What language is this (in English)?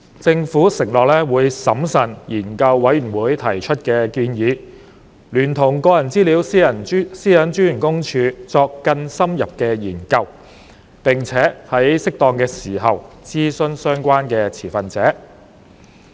Cantonese